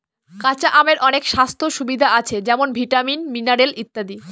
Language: Bangla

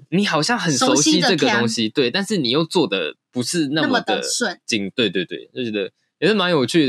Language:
Chinese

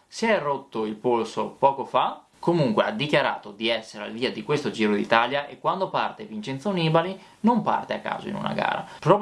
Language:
Italian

